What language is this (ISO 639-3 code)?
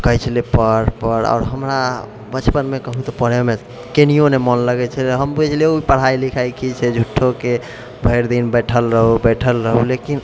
mai